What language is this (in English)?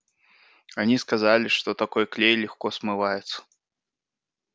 Russian